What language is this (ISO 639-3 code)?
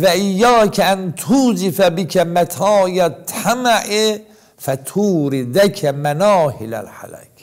tur